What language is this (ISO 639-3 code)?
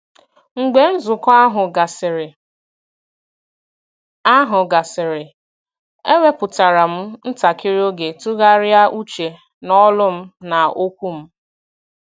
ibo